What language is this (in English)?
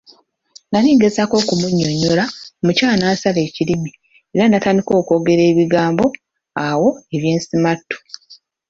Ganda